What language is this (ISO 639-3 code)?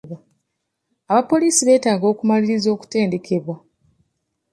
lug